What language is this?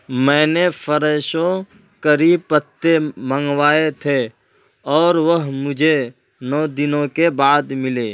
Urdu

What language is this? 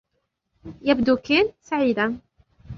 Arabic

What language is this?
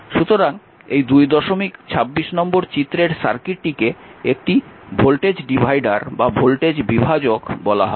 Bangla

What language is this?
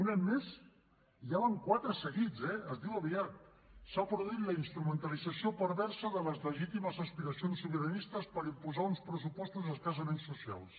Catalan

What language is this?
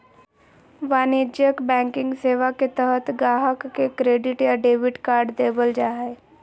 Magahi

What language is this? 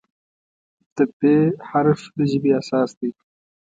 Pashto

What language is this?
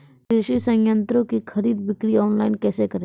Maithili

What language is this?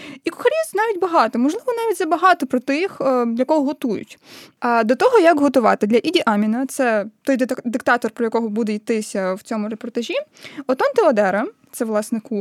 Ukrainian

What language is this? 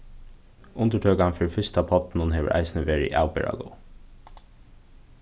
Faroese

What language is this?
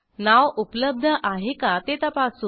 Marathi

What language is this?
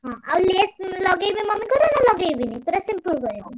Odia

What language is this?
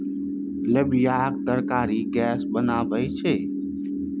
Maithili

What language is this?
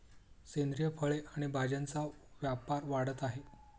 Marathi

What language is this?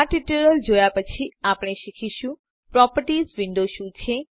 Gujarati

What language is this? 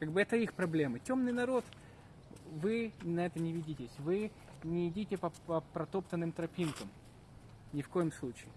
Russian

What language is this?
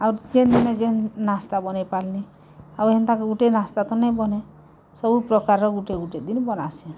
Odia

